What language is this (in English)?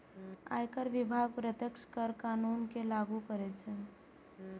Maithili